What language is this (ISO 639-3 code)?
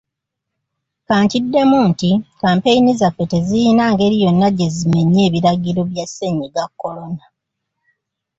lug